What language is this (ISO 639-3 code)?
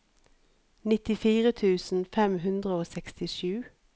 nor